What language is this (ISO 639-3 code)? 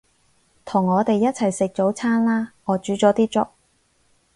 yue